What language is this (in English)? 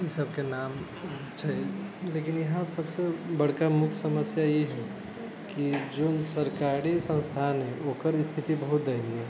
Maithili